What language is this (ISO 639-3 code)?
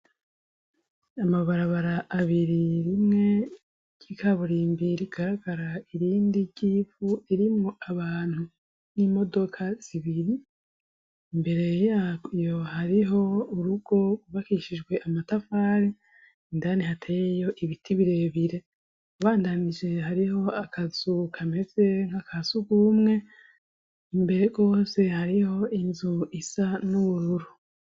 run